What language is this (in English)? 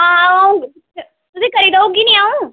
Dogri